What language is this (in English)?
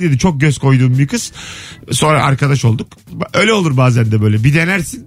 Turkish